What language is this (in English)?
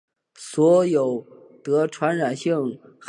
Chinese